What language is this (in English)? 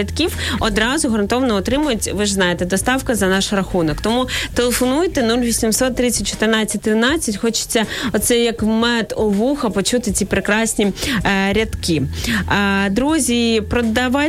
Ukrainian